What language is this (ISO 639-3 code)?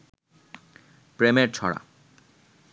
ben